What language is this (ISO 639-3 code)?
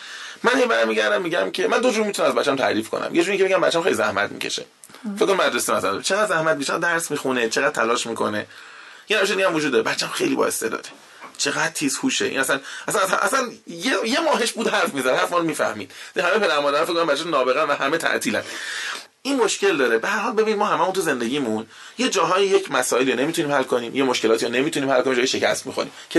fas